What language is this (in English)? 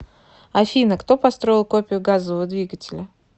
Russian